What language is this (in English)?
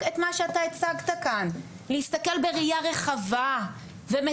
Hebrew